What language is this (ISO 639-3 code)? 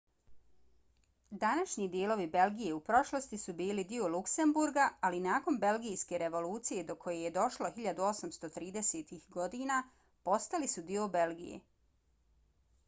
bos